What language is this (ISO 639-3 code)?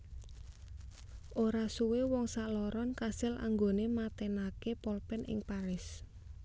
jav